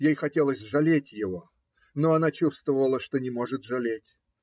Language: Russian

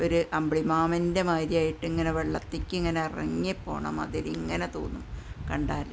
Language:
Malayalam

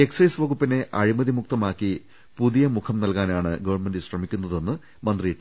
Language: Malayalam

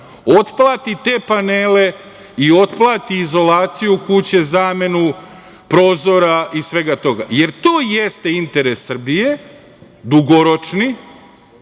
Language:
Serbian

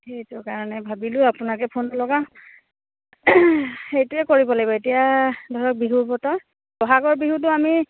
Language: Assamese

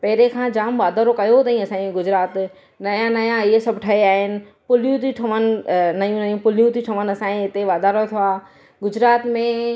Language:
Sindhi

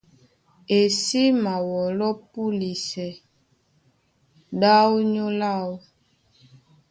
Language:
Duala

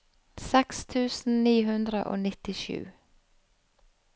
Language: Norwegian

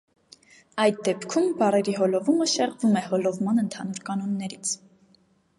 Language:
Armenian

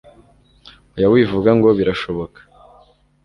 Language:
Kinyarwanda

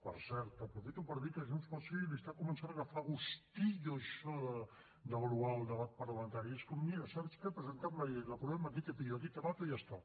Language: Catalan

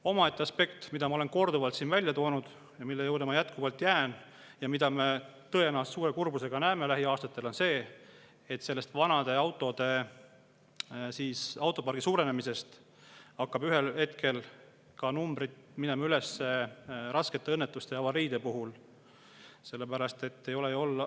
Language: Estonian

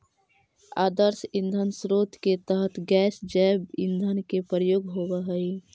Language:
Magahi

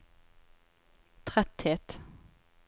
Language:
Norwegian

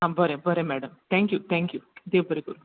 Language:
Konkani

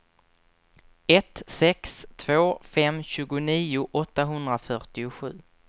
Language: Swedish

